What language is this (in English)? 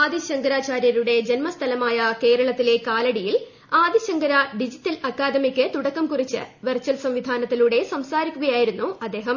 Malayalam